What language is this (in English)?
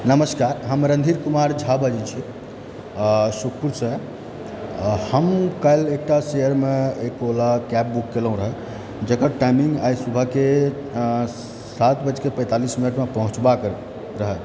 Maithili